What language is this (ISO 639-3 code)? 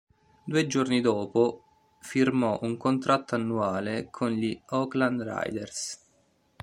ita